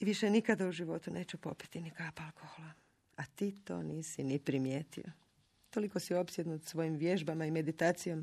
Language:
Croatian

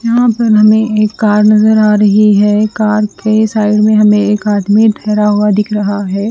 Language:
Hindi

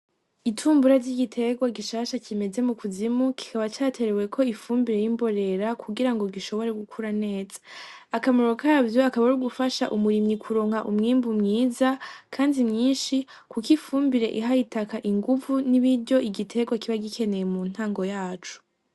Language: Rundi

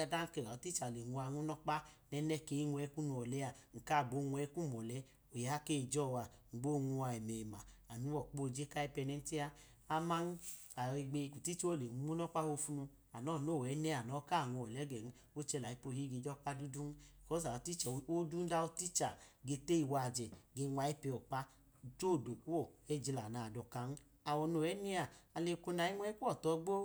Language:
Idoma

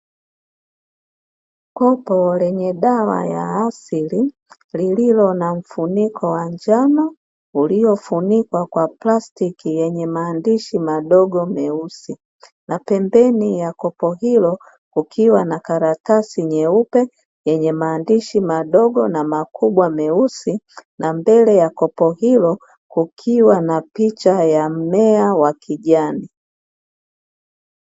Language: Swahili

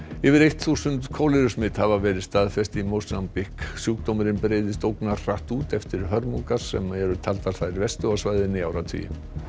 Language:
Icelandic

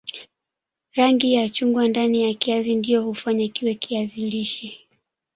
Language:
Swahili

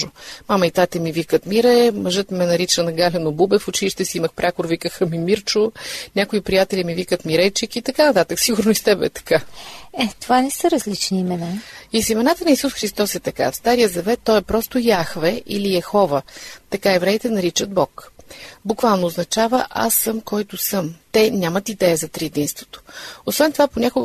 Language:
Bulgarian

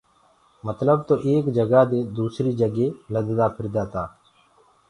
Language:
Gurgula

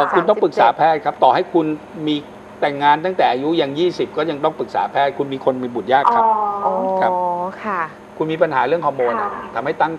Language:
Thai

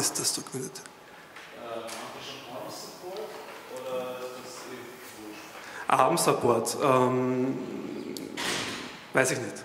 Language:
German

